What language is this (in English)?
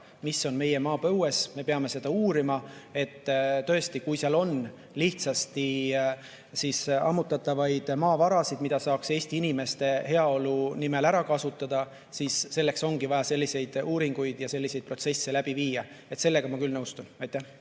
Estonian